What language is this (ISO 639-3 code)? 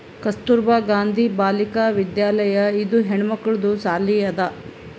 kan